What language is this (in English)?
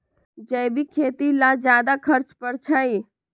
Magahi